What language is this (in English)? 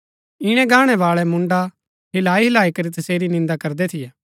Gaddi